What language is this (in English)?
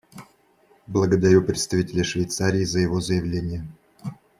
Russian